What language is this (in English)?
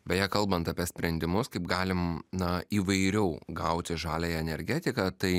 Lithuanian